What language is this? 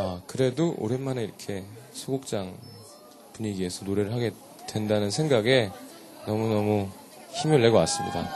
Korean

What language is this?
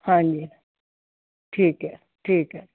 Punjabi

